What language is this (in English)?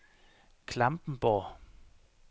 Danish